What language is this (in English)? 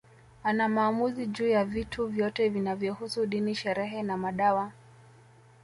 Swahili